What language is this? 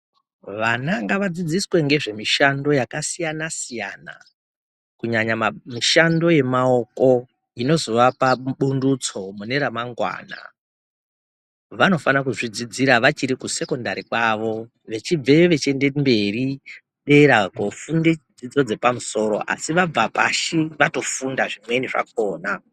Ndau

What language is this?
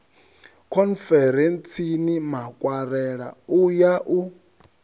Venda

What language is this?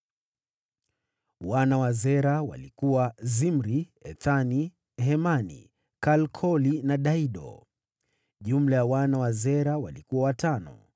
Swahili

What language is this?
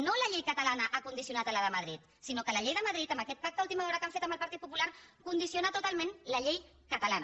Catalan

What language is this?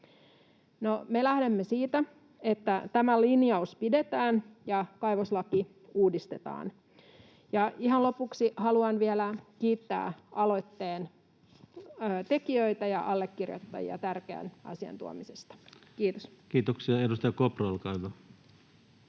Finnish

